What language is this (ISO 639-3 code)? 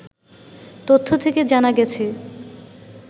ben